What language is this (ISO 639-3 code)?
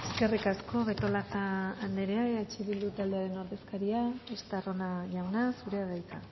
eus